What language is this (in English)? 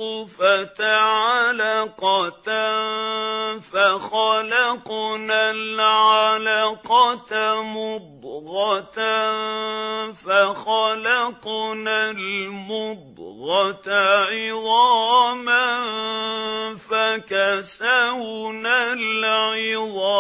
Arabic